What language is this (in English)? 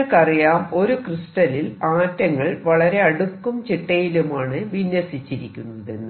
Malayalam